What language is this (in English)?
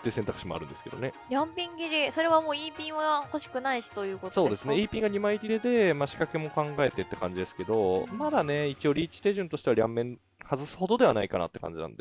Japanese